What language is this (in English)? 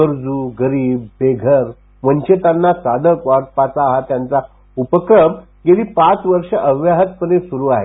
Marathi